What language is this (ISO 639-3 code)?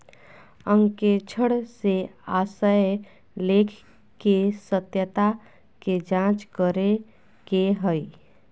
mag